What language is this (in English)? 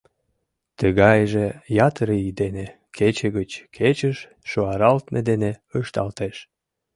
Mari